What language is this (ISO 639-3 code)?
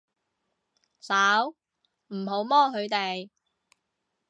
yue